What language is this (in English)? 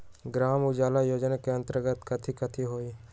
Magahi